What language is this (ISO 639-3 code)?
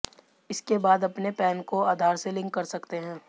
hin